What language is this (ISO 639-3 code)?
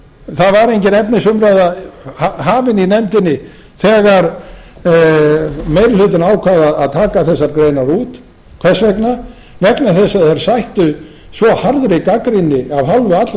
isl